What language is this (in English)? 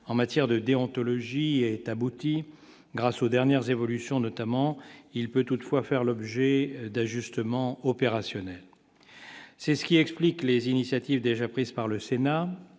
French